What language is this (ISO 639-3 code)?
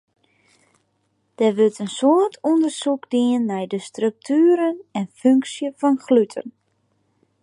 fry